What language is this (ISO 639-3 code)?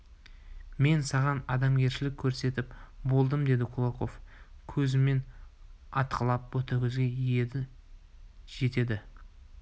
kaz